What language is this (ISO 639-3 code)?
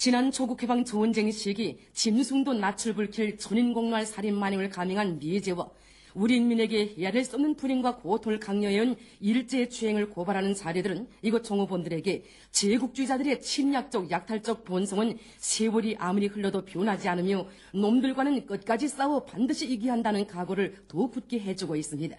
kor